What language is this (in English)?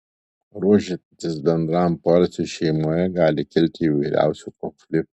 Lithuanian